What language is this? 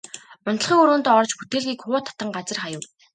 Mongolian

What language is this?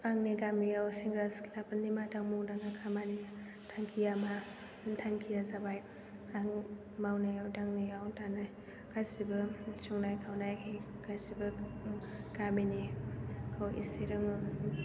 Bodo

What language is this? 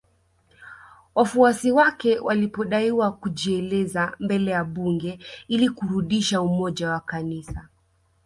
Swahili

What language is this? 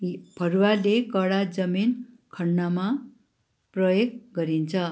Nepali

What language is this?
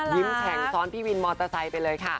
Thai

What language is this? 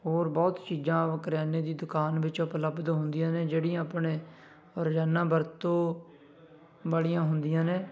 Punjabi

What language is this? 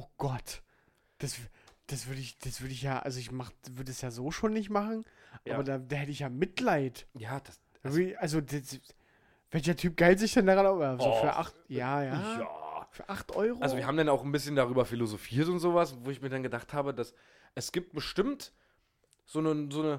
German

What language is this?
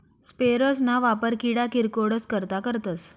Marathi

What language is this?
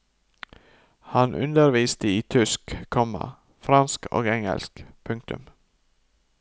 Norwegian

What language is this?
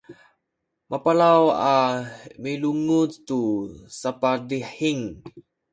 Sakizaya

